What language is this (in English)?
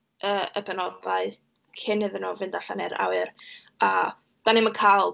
Welsh